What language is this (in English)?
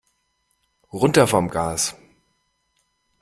German